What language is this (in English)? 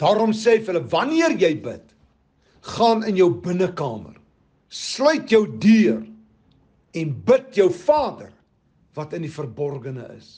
Dutch